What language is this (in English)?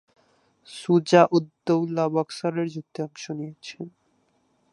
Bangla